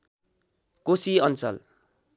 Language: Nepali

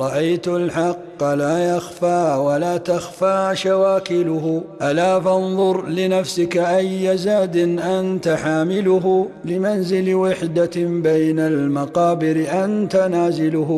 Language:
Arabic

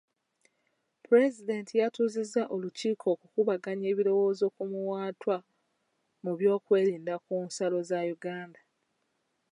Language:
Ganda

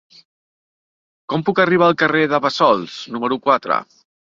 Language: Catalan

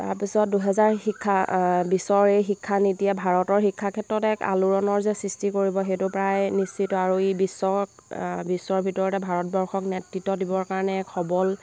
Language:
Assamese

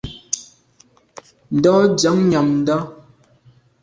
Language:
Medumba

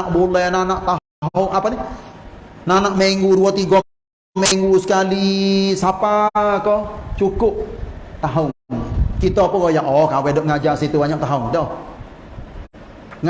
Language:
Malay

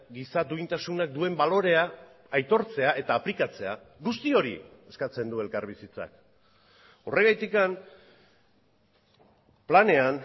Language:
Basque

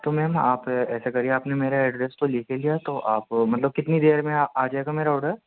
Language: Urdu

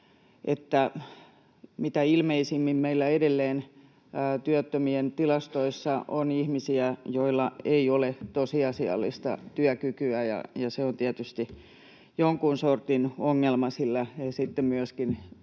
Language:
Finnish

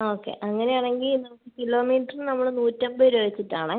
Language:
Malayalam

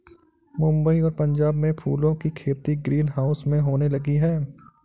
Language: Hindi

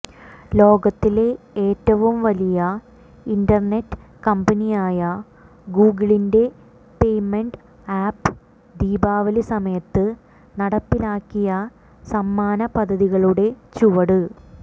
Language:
Malayalam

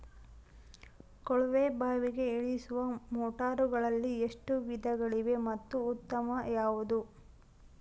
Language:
Kannada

